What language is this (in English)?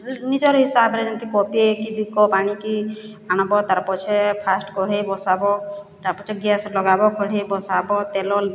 Odia